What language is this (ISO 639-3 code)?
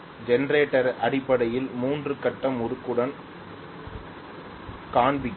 tam